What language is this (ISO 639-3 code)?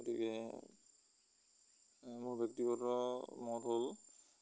asm